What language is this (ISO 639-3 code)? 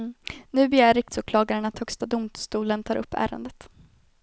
swe